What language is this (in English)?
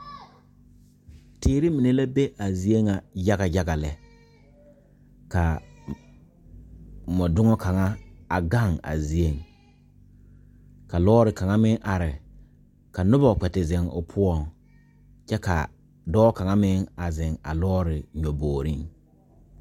Southern Dagaare